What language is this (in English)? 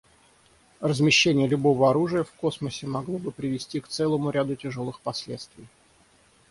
Russian